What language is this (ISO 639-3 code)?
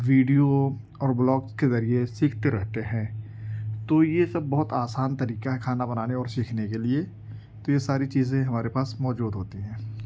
urd